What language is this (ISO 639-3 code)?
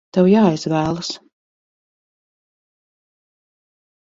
lav